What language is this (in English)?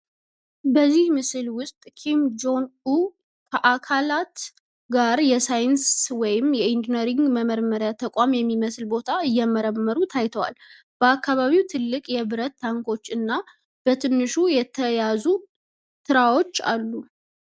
Amharic